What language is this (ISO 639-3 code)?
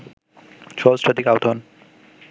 ben